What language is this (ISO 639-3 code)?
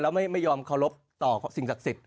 tha